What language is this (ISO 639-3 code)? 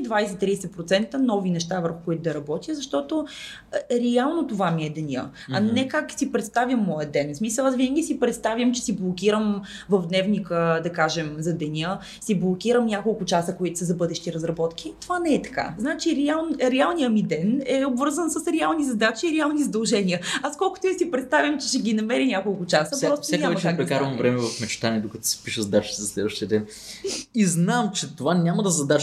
bul